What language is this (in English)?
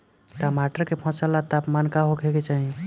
Bhojpuri